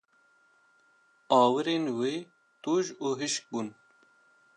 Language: Kurdish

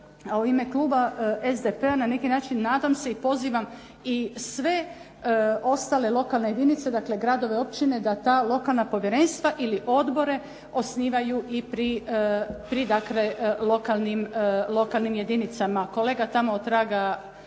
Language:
Croatian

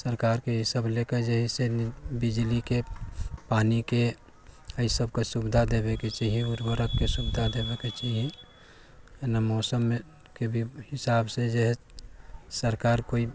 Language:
Maithili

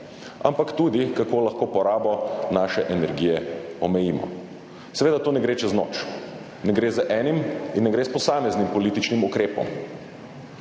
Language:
Slovenian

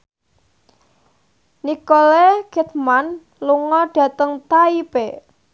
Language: Javanese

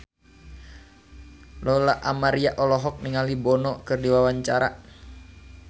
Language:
Sundanese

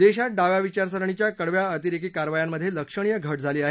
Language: Marathi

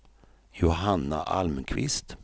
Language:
Swedish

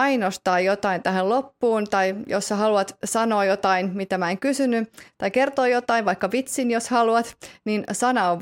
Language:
Finnish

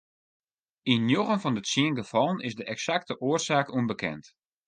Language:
Western Frisian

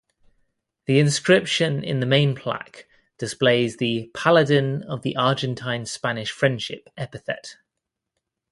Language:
English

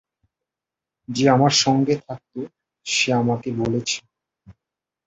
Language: Bangla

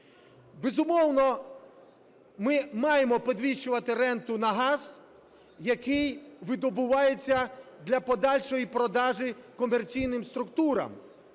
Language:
Ukrainian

